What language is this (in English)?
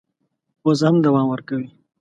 Pashto